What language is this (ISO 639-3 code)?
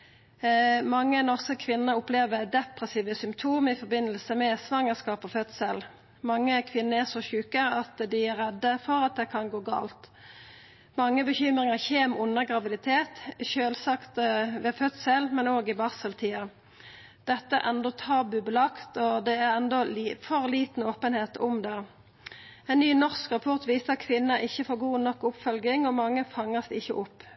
nno